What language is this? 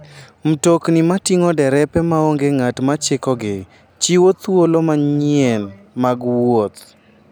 Luo (Kenya and Tanzania)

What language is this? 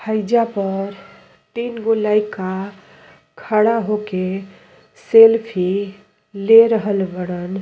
Bhojpuri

